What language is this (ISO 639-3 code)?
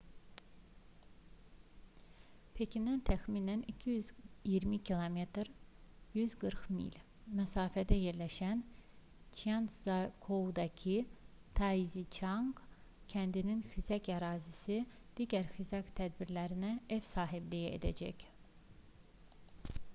aze